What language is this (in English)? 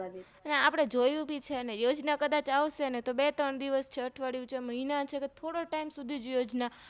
Gujarati